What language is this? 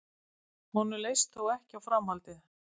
Icelandic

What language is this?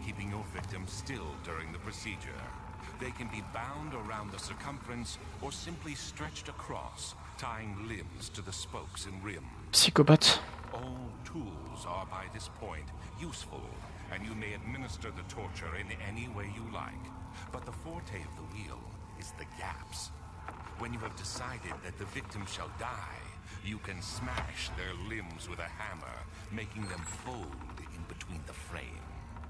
French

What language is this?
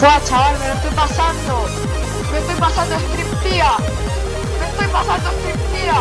Spanish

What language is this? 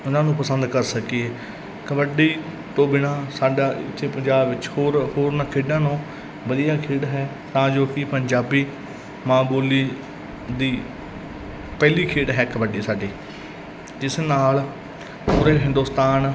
Punjabi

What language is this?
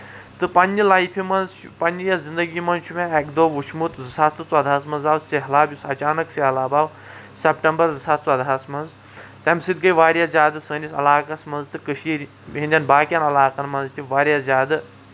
Kashmiri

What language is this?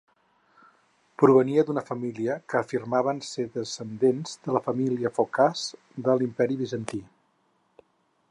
Catalan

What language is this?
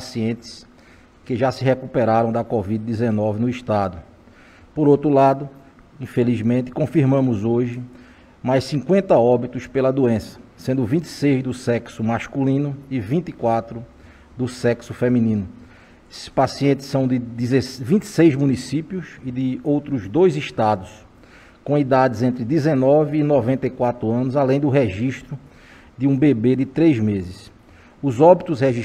Portuguese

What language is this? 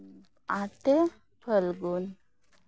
Santali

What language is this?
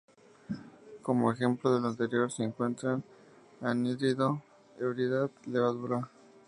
Spanish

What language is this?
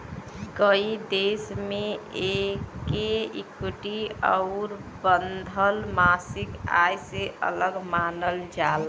Bhojpuri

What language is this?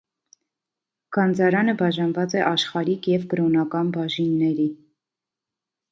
Armenian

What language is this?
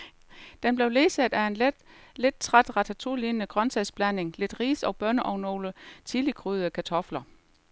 Danish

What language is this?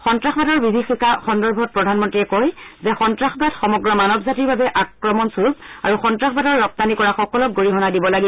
Assamese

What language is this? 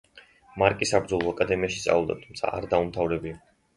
Georgian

